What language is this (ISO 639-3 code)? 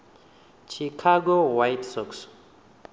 ven